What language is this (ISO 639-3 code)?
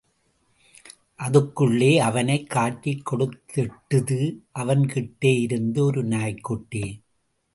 tam